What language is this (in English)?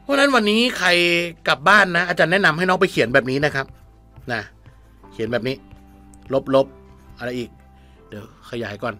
Thai